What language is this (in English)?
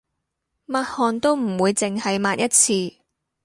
Cantonese